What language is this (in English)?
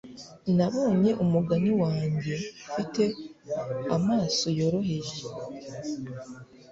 Kinyarwanda